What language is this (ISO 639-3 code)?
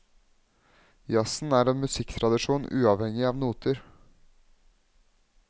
nor